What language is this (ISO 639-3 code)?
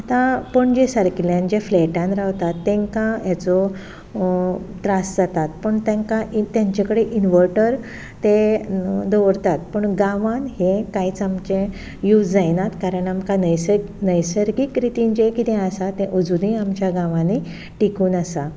kok